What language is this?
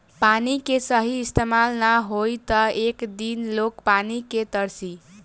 Bhojpuri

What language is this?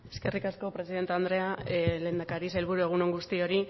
Basque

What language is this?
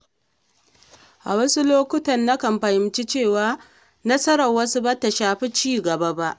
Hausa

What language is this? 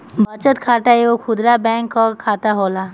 Bhojpuri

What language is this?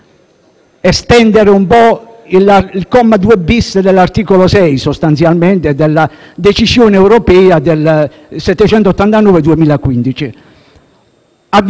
Italian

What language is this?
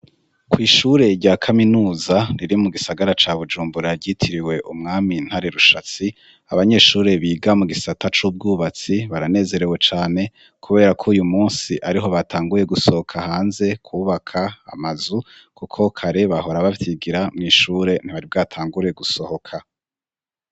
Rundi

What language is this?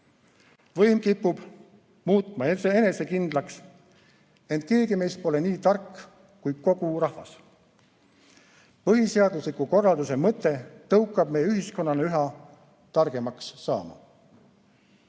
Estonian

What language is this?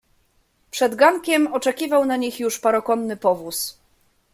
Polish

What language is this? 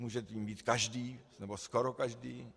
Czech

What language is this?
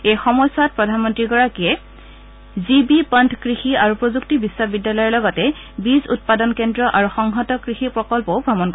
Assamese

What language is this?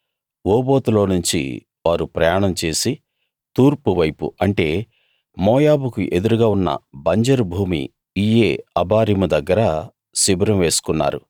Telugu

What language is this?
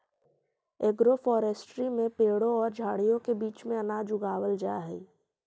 Magahi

